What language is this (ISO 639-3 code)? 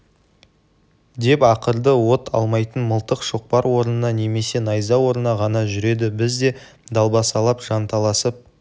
kaz